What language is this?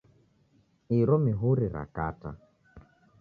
Taita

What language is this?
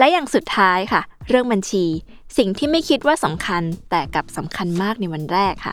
Thai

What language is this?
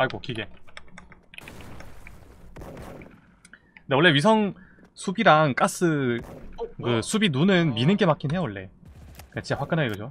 Korean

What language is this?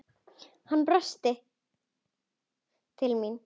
Icelandic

